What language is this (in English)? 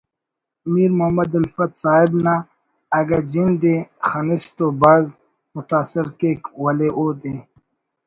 Brahui